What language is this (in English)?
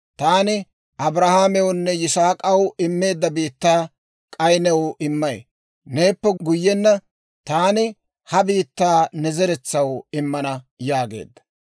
Dawro